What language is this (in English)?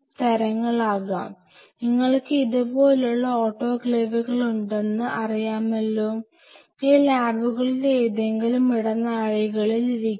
Malayalam